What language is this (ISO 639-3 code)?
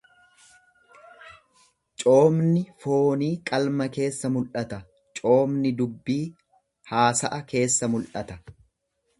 orm